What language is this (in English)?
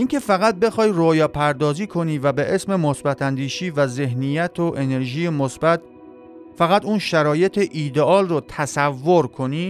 Persian